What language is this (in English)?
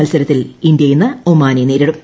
Malayalam